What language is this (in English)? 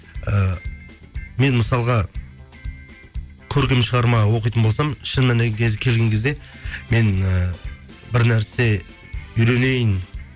Kazakh